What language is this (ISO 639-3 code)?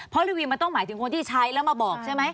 tha